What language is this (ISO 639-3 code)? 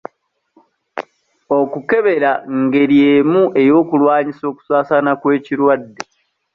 lug